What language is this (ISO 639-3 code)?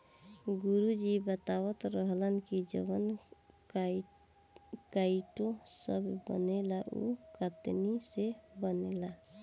bho